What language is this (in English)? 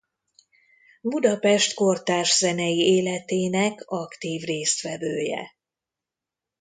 Hungarian